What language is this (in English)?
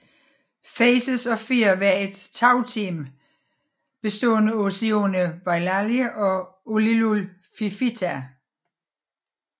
Danish